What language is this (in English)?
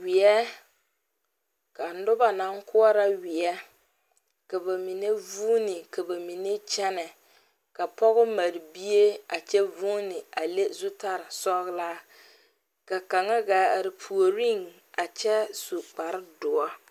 Southern Dagaare